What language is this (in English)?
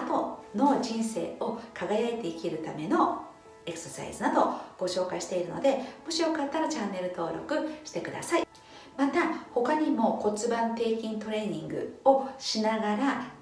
Japanese